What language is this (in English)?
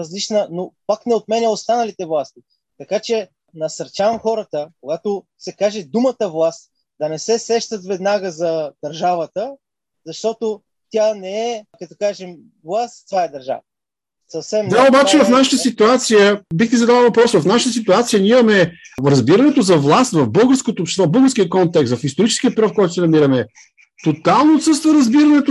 Bulgarian